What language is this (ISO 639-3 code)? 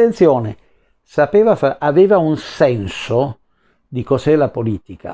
ita